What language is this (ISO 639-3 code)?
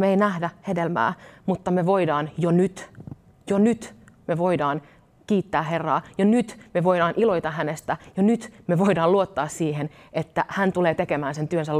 fin